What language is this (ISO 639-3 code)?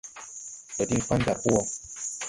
tui